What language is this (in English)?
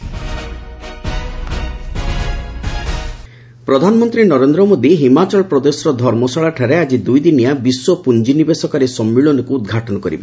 Odia